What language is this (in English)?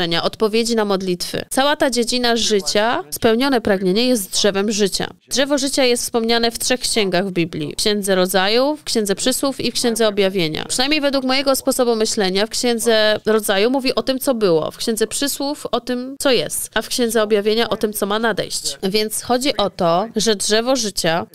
Polish